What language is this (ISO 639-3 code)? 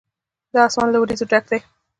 pus